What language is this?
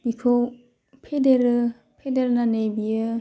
Bodo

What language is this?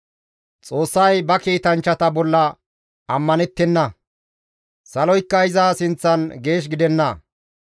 Gamo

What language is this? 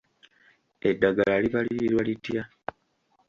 Ganda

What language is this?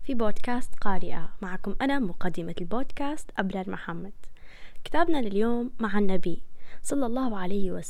Arabic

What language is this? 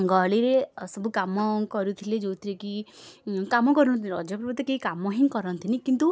Odia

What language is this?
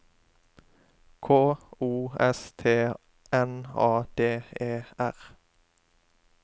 Norwegian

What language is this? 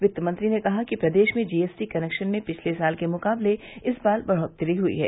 Hindi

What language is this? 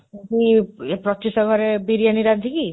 Odia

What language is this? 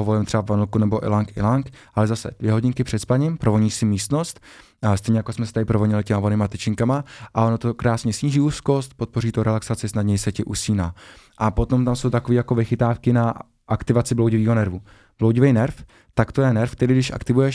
Czech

